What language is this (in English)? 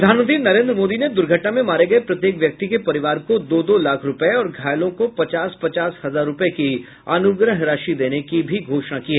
Hindi